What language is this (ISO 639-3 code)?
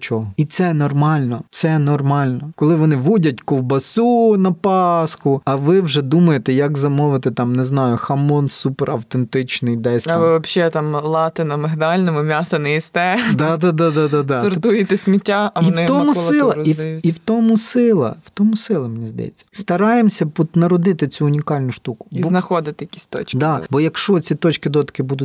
ukr